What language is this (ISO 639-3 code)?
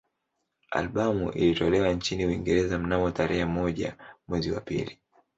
swa